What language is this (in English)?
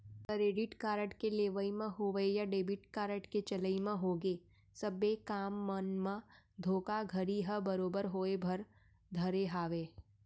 Chhattisgarhi